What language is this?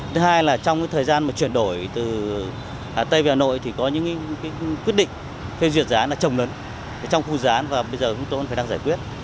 Vietnamese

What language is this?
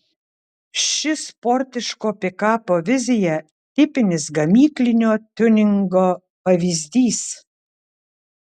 Lithuanian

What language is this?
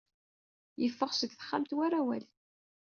Kabyle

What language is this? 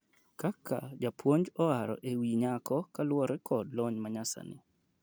Luo (Kenya and Tanzania)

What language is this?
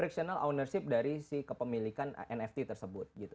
Indonesian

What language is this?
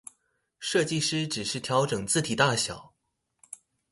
Chinese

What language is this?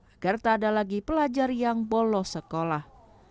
Indonesian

